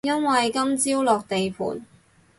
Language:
Cantonese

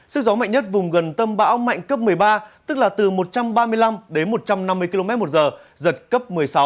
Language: Vietnamese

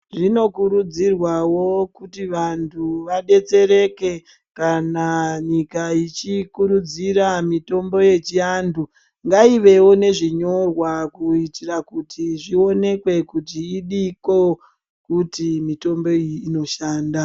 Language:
Ndau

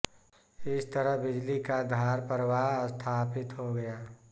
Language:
Hindi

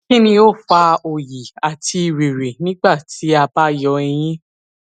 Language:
Yoruba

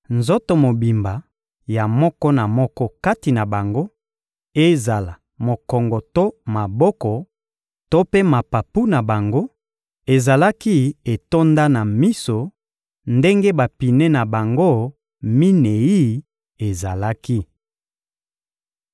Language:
Lingala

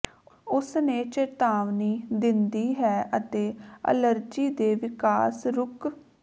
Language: Punjabi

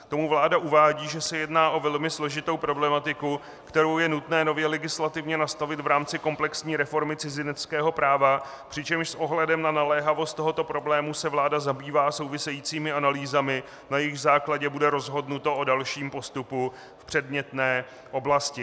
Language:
Czech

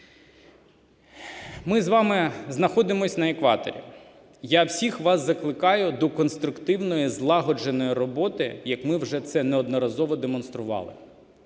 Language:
Ukrainian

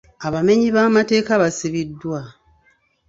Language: Ganda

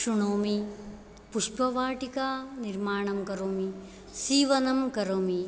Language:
Sanskrit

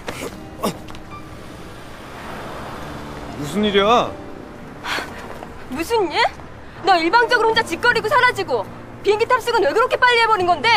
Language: Korean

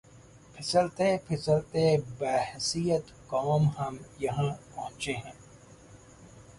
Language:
Urdu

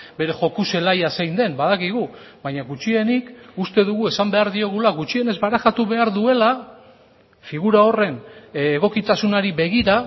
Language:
Basque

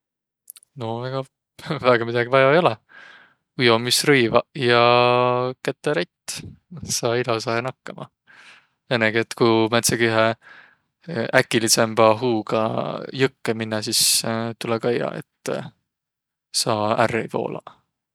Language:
Võro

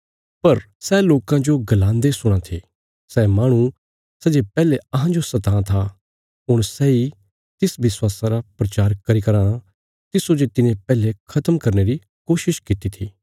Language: Bilaspuri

